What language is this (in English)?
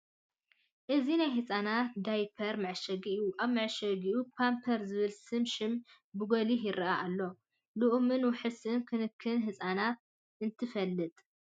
Tigrinya